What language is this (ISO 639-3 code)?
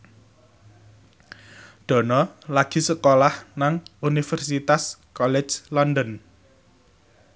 jav